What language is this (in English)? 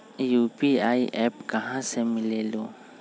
Magahi